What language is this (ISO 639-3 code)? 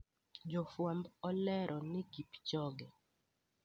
luo